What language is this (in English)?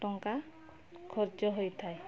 Odia